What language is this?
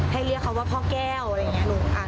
Thai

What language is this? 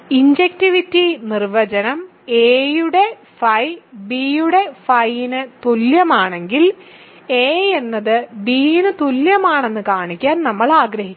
Malayalam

